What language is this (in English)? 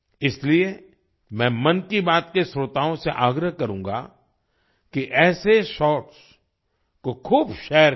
Hindi